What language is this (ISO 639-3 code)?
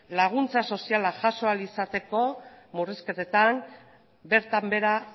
eus